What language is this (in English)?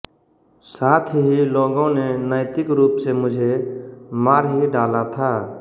Hindi